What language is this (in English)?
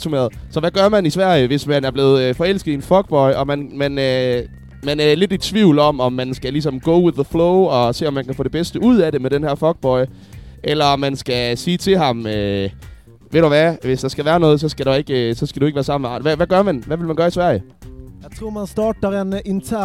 Danish